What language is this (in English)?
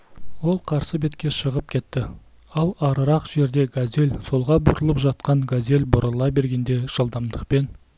Kazakh